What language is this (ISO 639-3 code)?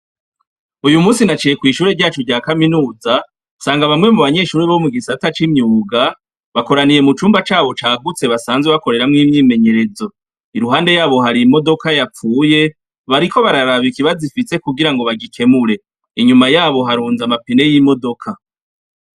run